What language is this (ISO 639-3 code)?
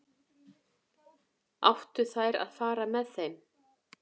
isl